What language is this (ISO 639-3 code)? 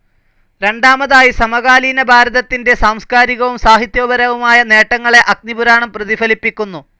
mal